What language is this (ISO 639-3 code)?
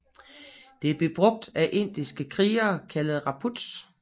dan